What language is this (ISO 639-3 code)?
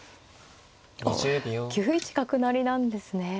jpn